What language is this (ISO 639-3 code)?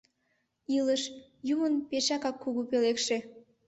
chm